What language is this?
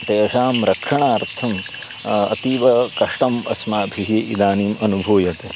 Sanskrit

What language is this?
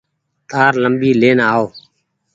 Goaria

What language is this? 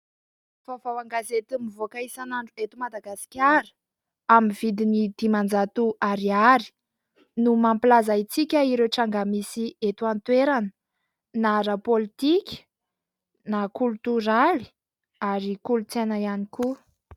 Malagasy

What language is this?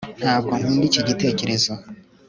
Kinyarwanda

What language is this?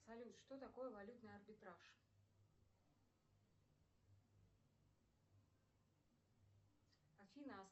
Russian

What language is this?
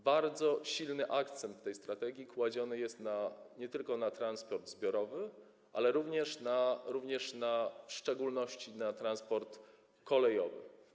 Polish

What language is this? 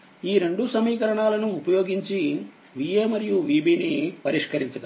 Telugu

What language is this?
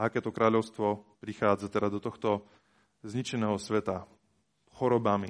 Slovak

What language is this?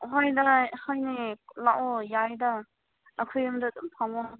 Manipuri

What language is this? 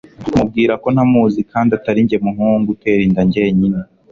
Kinyarwanda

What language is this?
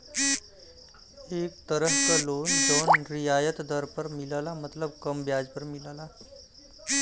Bhojpuri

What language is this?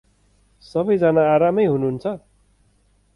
Nepali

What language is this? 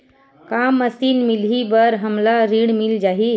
Chhattisgarhi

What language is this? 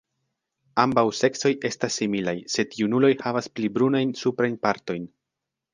Esperanto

